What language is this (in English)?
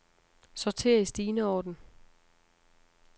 Danish